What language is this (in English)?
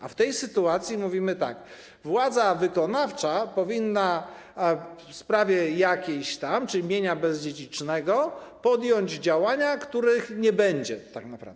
Polish